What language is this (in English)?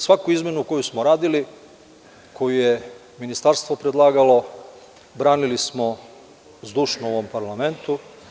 Serbian